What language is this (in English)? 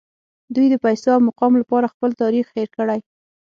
Pashto